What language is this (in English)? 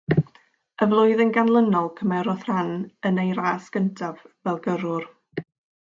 Welsh